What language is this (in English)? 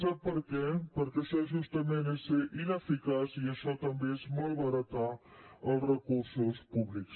Catalan